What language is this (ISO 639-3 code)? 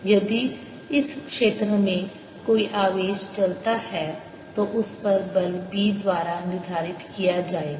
hin